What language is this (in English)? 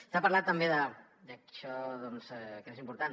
Catalan